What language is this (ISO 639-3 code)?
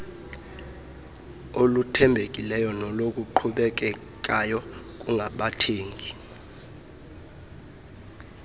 xho